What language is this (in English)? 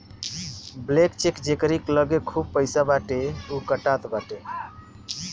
Bhojpuri